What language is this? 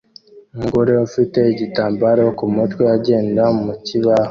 Kinyarwanda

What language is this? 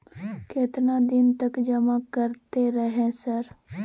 Maithili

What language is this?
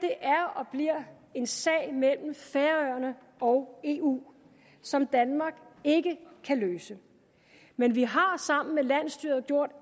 Danish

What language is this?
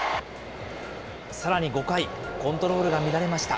Japanese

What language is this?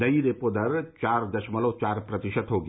Hindi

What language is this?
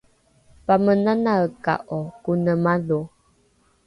Rukai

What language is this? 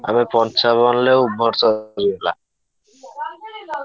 Odia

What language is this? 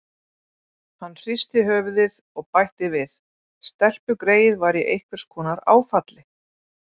Icelandic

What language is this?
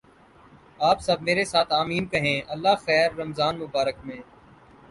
Urdu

